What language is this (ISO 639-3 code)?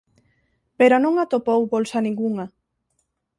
glg